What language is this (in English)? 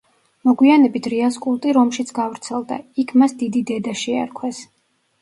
Georgian